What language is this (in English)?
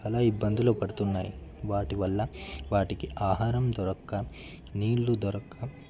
Telugu